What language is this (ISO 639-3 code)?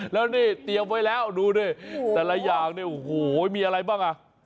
tha